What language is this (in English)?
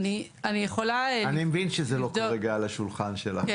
Hebrew